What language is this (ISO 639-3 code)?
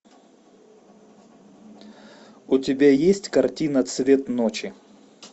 rus